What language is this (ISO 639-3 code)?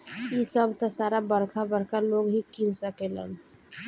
bho